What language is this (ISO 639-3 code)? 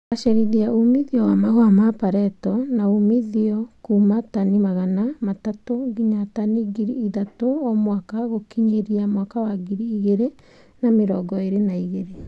kik